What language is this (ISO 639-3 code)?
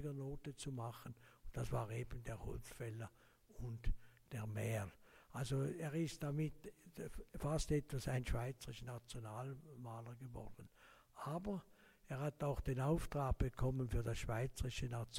deu